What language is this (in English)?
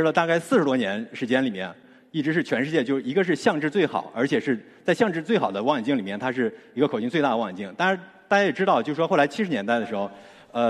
Chinese